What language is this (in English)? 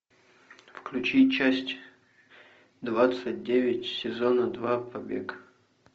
Russian